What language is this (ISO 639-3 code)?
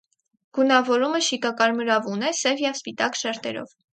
hye